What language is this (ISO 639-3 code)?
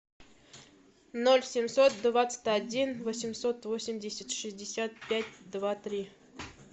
rus